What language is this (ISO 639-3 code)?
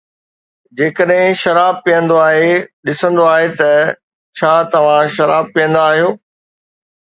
snd